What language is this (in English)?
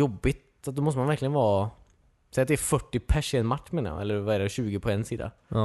Swedish